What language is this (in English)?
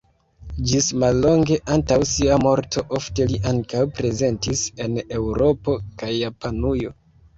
Esperanto